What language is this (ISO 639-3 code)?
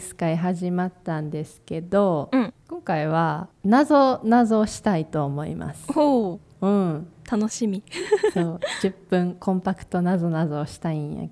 jpn